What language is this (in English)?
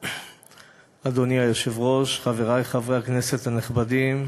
Hebrew